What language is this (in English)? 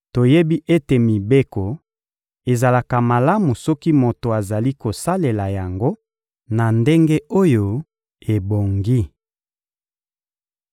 Lingala